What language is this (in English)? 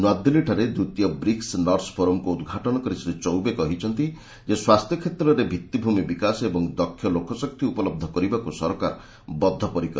Odia